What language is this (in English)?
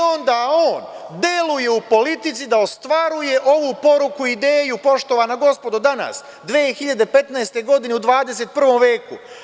Serbian